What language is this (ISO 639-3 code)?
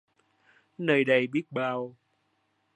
vie